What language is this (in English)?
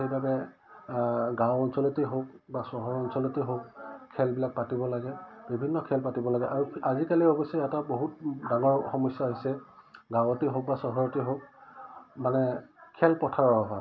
Assamese